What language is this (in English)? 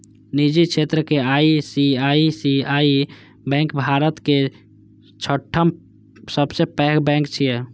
Maithili